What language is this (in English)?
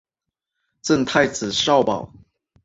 Chinese